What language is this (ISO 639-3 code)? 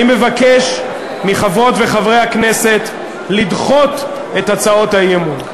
heb